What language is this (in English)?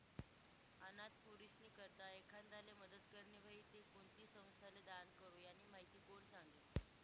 Marathi